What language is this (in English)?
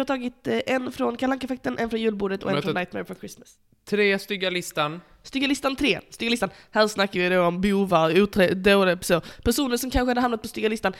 Swedish